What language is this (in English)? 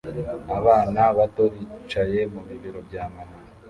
Kinyarwanda